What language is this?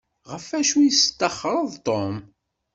Kabyle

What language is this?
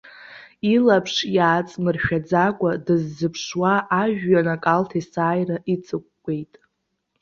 Abkhazian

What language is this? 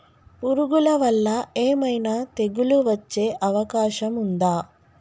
Telugu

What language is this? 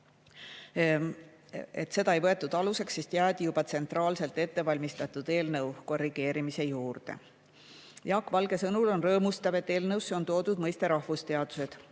Estonian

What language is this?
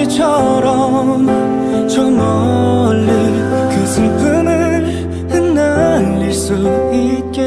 Korean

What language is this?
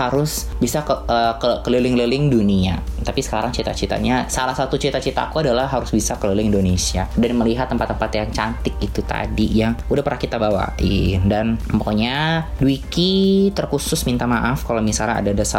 Indonesian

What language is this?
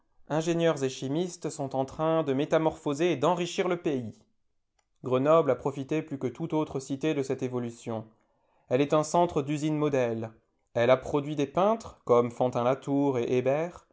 French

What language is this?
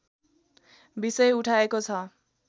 Nepali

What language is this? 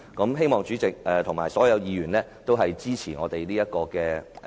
Cantonese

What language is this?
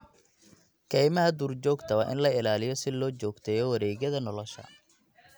Somali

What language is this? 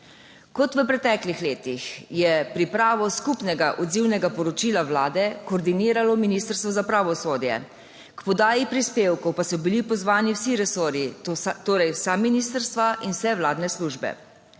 Slovenian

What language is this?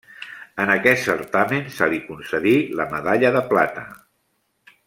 Catalan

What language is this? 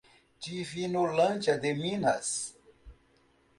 Portuguese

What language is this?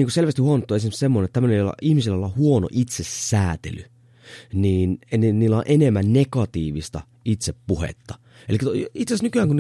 Finnish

